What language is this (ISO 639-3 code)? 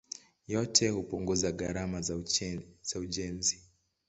swa